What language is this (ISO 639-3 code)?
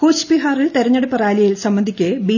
mal